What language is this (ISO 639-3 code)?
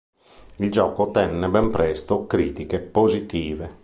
ita